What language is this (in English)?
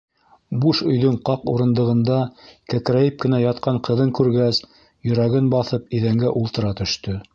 Bashkir